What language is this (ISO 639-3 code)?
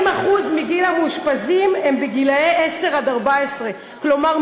heb